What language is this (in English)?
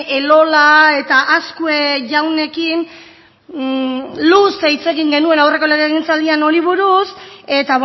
Basque